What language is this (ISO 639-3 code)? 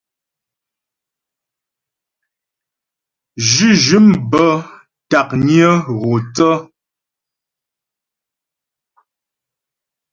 bbj